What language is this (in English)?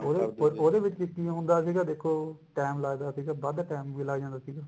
Punjabi